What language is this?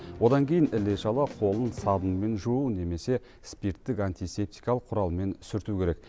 Kazakh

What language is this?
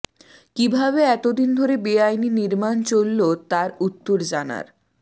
Bangla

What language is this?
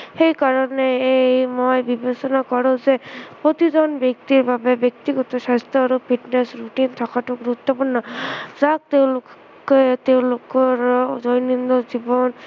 Assamese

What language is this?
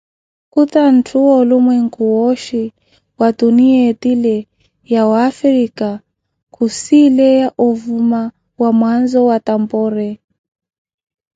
Koti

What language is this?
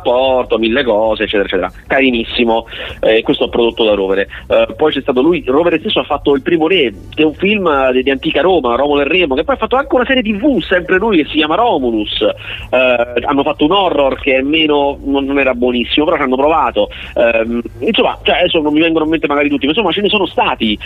Italian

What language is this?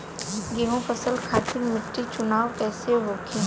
Bhojpuri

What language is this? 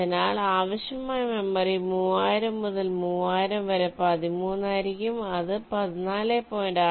Malayalam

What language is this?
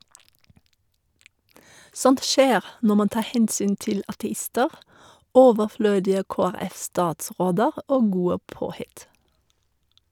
Norwegian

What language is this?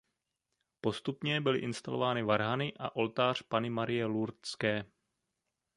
Czech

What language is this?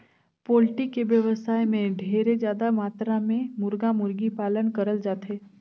Chhattisgarhi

